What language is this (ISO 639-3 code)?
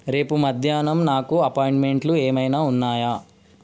tel